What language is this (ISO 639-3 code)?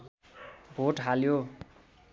nep